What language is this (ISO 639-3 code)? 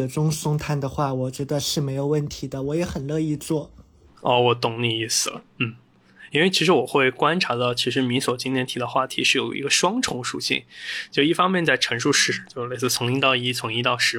zho